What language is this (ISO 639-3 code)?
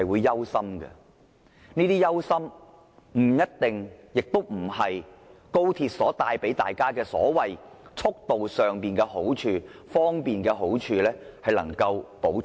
yue